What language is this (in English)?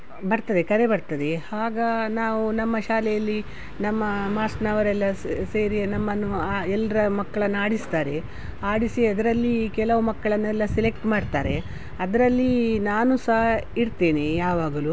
Kannada